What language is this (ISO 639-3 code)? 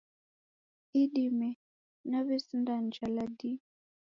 dav